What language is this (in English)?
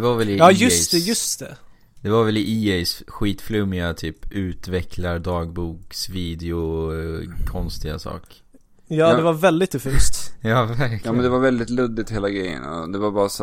Swedish